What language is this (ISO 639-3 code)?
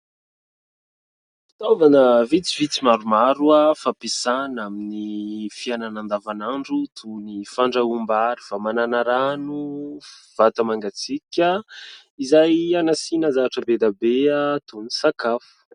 mlg